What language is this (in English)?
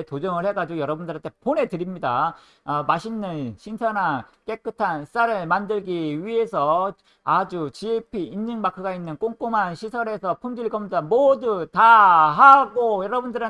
Korean